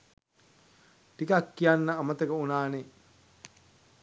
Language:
Sinhala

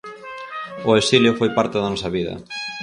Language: Galician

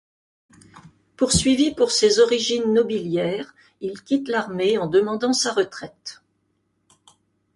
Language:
French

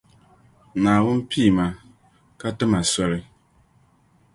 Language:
Dagbani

